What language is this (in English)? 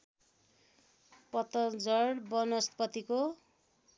Nepali